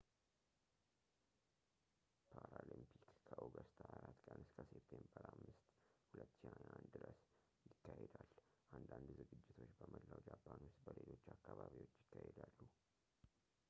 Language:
Amharic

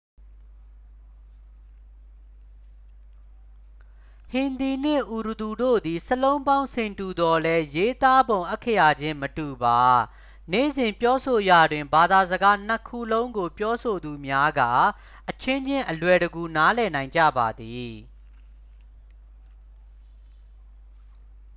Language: Burmese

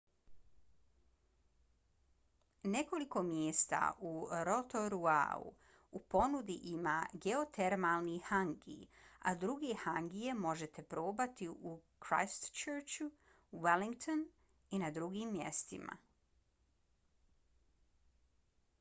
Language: Bosnian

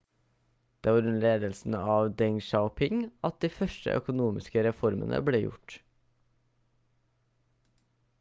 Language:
Norwegian Bokmål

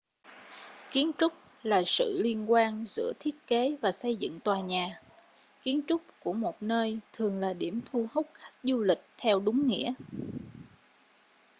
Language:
Vietnamese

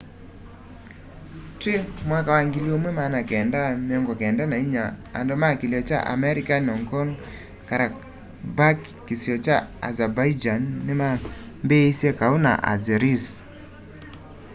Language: Kamba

